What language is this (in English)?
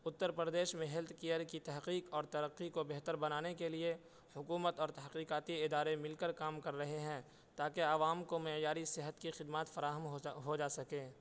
Urdu